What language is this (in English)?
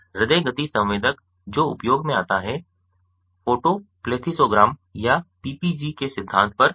Hindi